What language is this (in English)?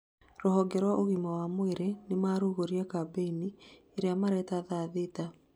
Kikuyu